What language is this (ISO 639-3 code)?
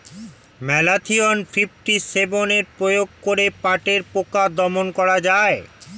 ben